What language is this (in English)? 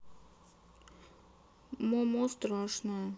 Russian